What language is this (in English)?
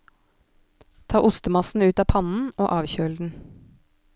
Norwegian